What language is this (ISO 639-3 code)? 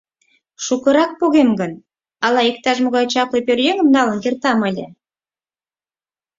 chm